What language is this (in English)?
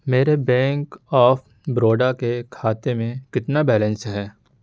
Urdu